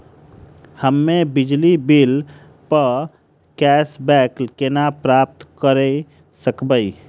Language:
Maithili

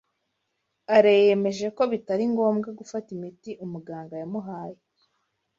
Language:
Kinyarwanda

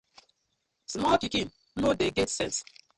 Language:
Nigerian Pidgin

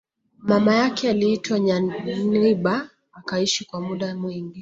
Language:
Swahili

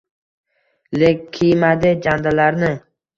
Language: Uzbek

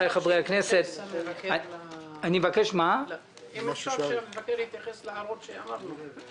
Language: Hebrew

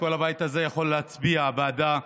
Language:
Hebrew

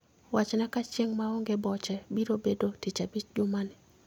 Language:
Luo (Kenya and Tanzania)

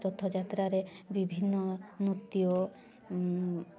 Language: Odia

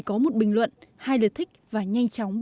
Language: Vietnamese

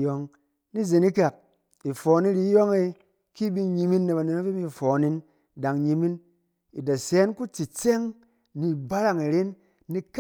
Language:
Cen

